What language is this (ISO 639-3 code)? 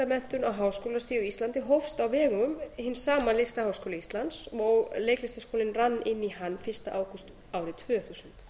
isl